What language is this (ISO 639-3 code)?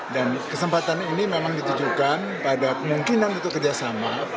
ind